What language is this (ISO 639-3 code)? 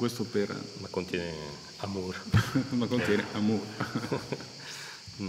ita